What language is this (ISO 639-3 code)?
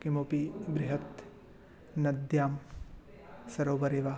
san